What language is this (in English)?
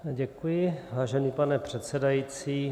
Czech